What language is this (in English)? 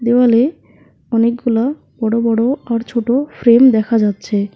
Bangla